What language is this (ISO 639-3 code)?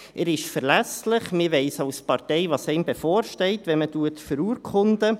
gsw